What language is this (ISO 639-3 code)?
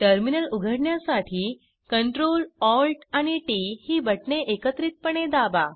mar